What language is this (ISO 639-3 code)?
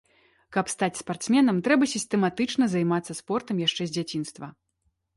bel